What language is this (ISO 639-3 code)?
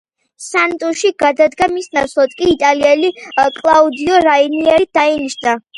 kat